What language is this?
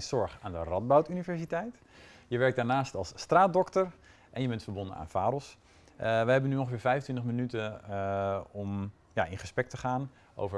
Dutch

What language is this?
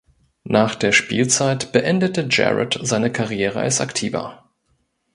German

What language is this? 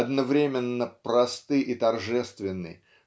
Russian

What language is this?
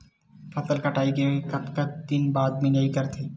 Chhattisgarhi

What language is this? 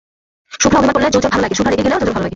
Bangla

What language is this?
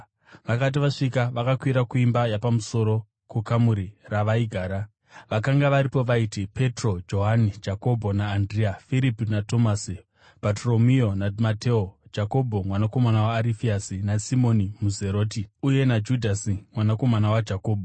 Shona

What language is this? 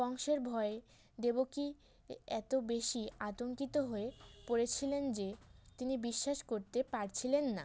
Bangla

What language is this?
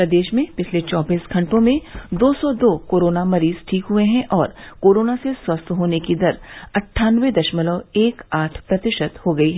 Hindi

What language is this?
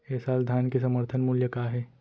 Chhattisgarhi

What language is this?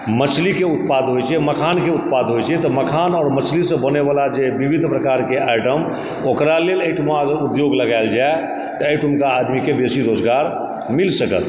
Maithili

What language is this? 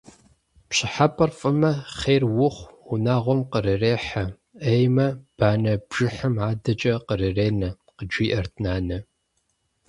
Kabardian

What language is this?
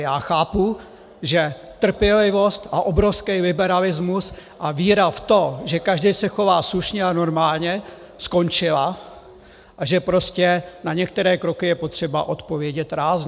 Czech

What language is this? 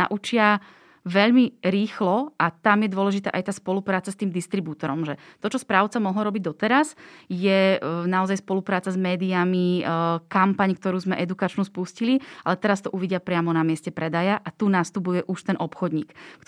Slovak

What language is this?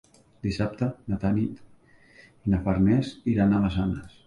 Catalan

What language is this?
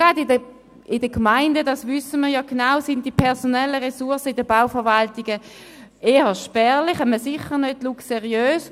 Swiss German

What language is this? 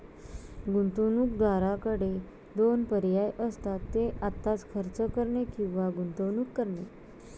Marathi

